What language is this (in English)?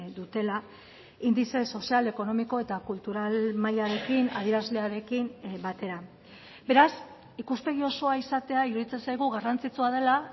Basque